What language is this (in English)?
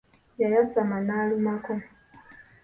Ganda